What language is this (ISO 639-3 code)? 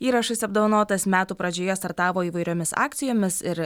lit